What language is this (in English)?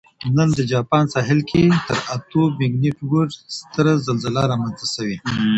Pashto